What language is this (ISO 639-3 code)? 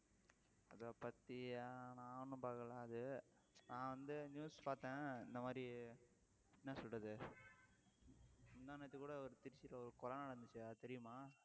tam